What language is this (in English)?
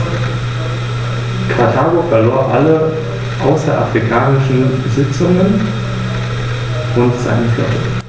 German